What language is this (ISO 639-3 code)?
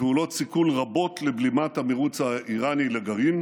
heb